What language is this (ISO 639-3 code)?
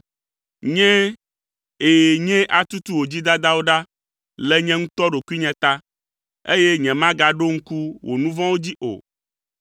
ewe